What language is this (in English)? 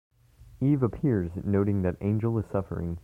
English